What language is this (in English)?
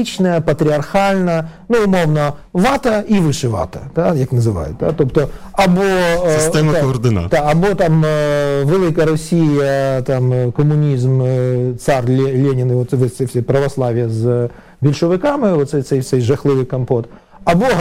Ukrainian